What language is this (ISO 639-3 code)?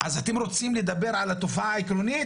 heb